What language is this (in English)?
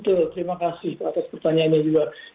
Indonesian